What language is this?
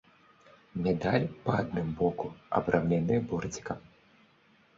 Belarusian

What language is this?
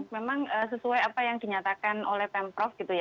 Indonesian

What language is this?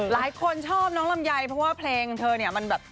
Thai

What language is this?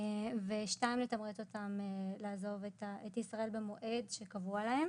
Hebrew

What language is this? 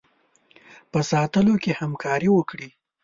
Pashto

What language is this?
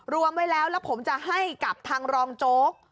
Thai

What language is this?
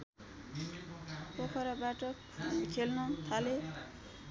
Nepali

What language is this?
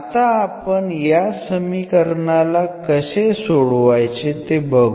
Marathi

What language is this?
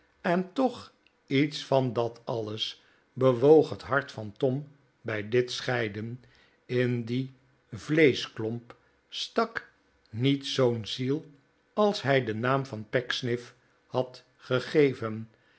Dutch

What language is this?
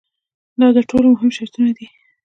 Pashto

